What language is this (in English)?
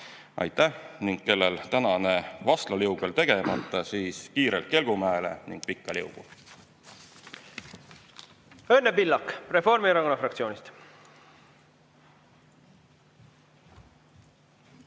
Estonian